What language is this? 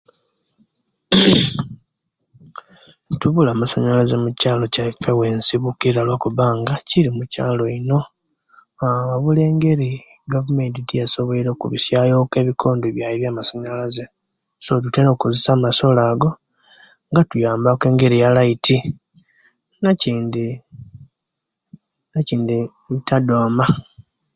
Kenyi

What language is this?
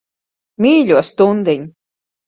Latvian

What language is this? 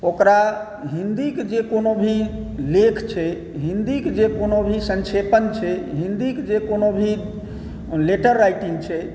Maithili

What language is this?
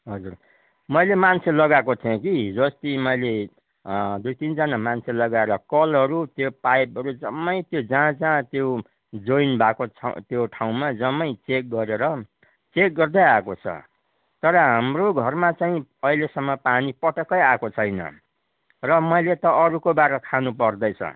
Nepali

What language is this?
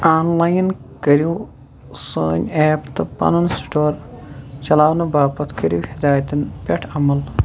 Kashmiri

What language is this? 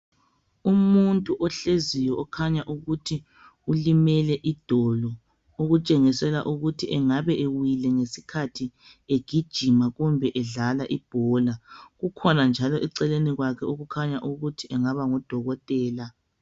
North Ndebele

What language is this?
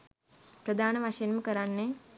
Sinhala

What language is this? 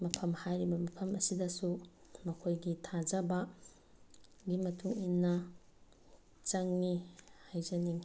Manipuri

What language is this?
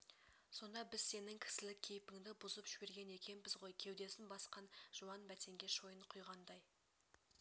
Kazakh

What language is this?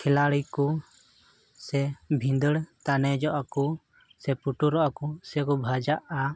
Santali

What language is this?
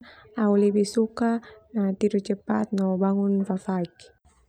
Termanu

